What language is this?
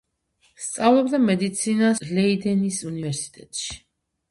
Georgian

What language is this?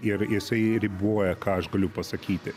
Lithuanian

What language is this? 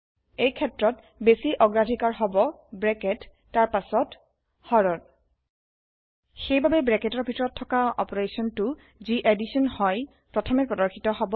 Assamese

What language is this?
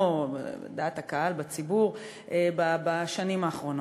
Hebrew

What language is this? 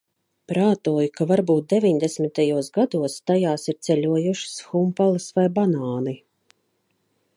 Latvian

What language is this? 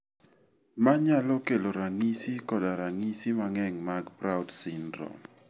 Luo (Kenya and Tanzania)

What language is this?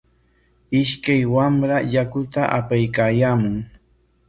Corongo Ancash Quechua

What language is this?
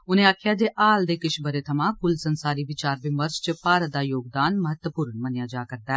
Dogri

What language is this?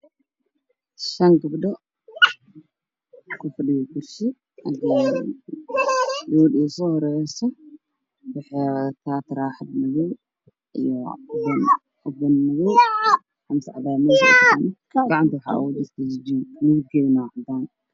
Somali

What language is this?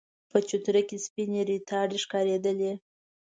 Pashto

